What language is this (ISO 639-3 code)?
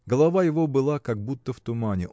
rus